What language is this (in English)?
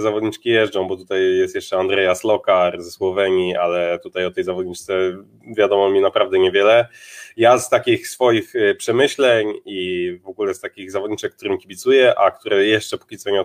Polish